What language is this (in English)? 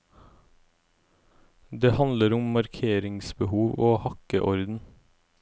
Norwegian